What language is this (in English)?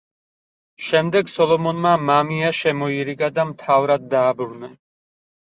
Georgian